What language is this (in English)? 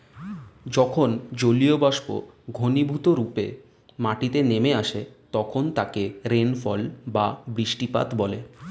Bangla